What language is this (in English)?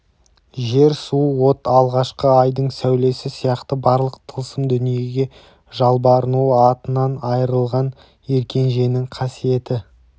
Kazakh